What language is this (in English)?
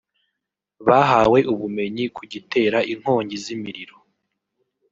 Kinyarwanda